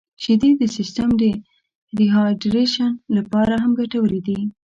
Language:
Pashto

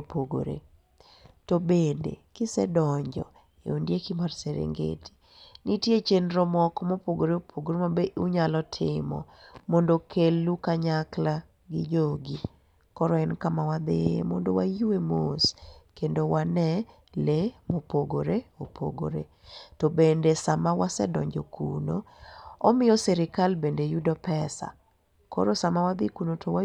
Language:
Luo (Kenya and Tanzania)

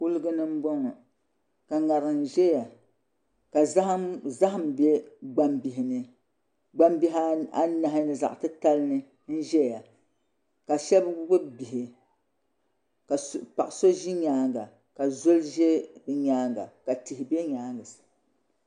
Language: Dagbani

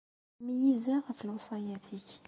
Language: Kabyle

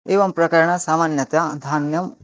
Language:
Sanskrit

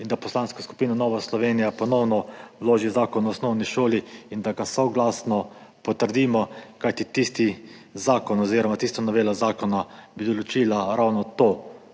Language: Slovenian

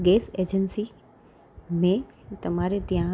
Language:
Gujarati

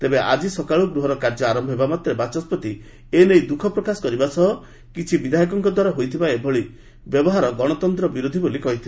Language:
Odia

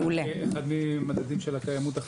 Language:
Hebrew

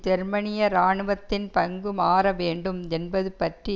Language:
Tamil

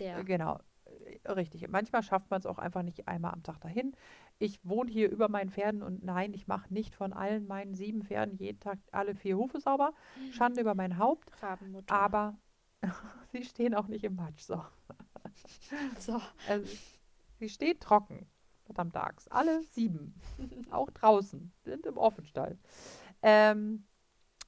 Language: German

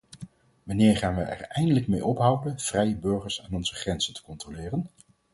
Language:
Dutch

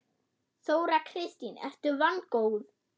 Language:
Icelandic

